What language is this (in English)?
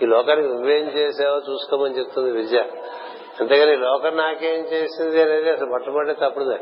Telugu